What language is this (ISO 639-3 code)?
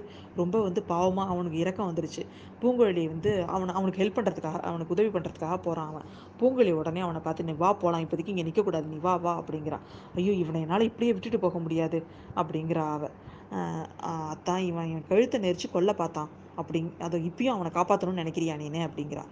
tam